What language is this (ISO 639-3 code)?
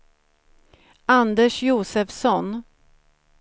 swe